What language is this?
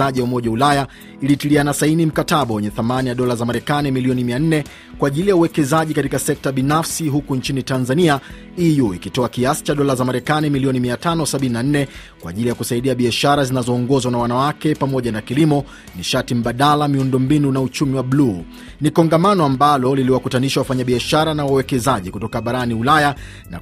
Swahili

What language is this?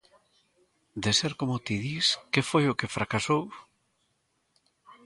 Galician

